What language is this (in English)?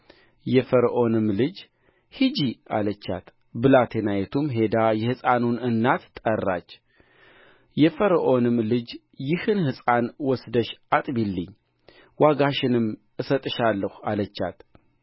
Amharic